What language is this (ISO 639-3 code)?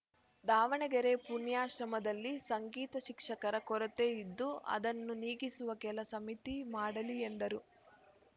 kan